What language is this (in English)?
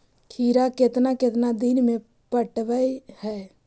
Magahi